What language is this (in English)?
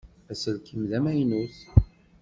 Kabyle